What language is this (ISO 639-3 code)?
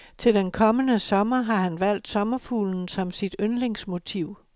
dan